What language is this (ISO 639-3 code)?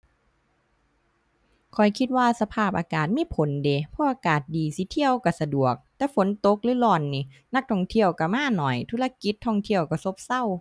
tha